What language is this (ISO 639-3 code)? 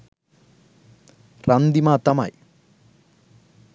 sin